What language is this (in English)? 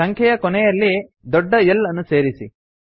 Kannada